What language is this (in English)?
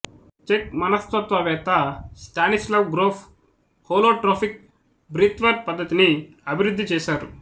Telugu